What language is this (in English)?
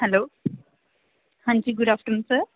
Punjabi